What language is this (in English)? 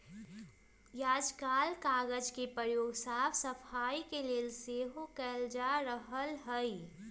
Magahi